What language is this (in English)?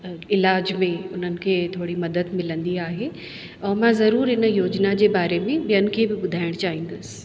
Sindhi